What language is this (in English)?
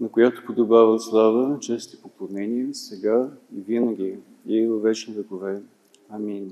Bulgarian